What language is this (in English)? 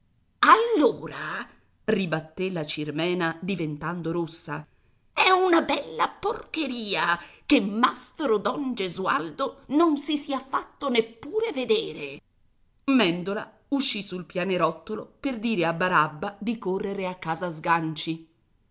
Italian